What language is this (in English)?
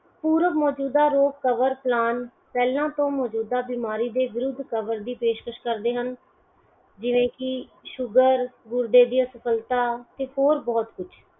Punjabi